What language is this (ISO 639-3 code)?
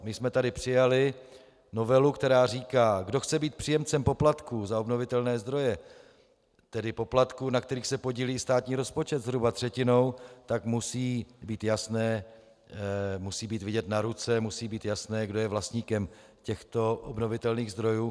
ces